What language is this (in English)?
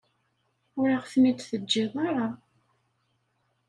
Kabyle